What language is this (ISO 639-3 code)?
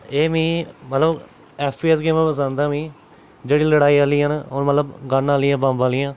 doi